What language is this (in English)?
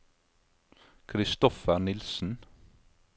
Norwegian